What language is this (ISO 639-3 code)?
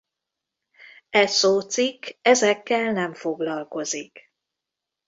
hun